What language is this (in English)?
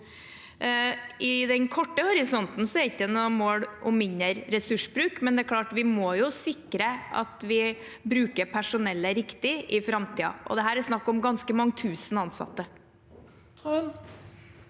Norwegian